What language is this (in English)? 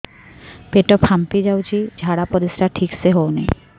Odia